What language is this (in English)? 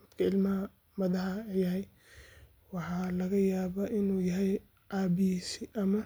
Somali